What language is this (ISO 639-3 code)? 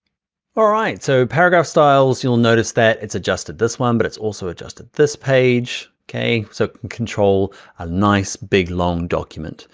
eng